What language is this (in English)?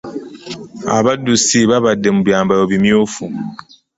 Ganda